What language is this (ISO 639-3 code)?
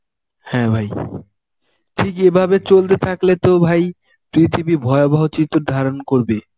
ben